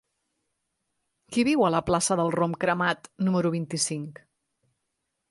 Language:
Catalan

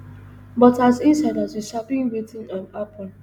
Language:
Nigerian Pidgin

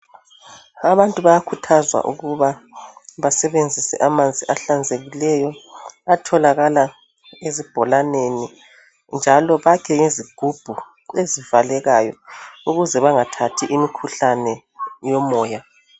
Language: North Ndebele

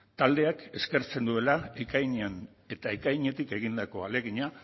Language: Basque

